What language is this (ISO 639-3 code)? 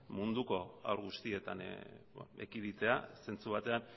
eus